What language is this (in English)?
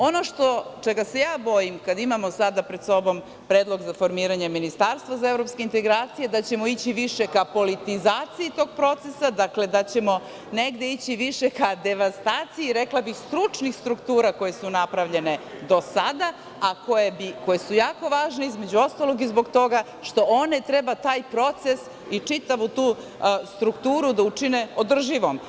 Serbian